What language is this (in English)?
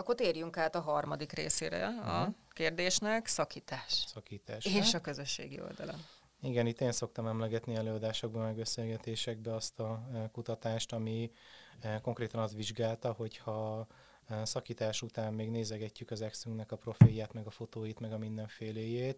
Hungarian